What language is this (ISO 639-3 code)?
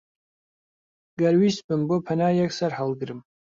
ckb